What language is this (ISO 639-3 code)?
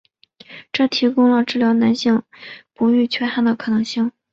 zho